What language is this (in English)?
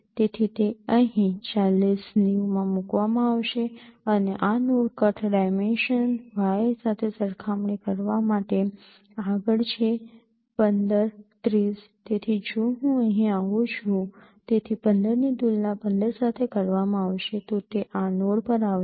Gujarati